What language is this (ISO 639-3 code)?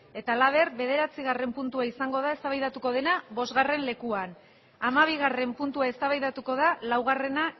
eus